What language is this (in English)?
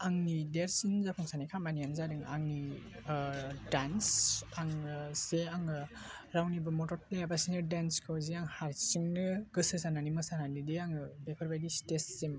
Bodo